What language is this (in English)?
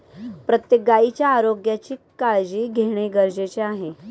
Marathi